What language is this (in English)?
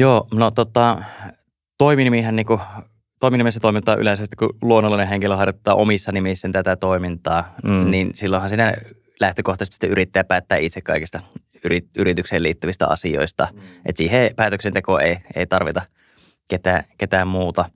Finnish